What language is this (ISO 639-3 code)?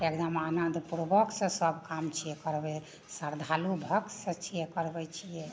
mai